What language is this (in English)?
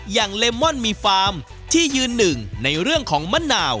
Thai